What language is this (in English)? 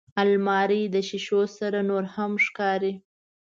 Pashto